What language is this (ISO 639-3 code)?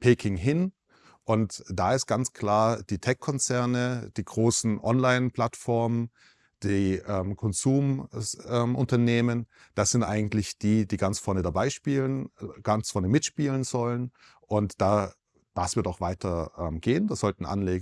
deu